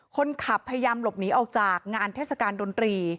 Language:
Thai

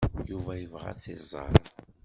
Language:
Kabyle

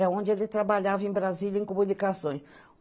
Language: Portuguese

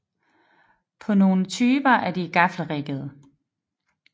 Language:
Danish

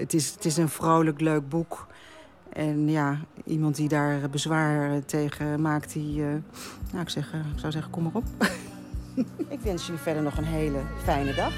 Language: Dutch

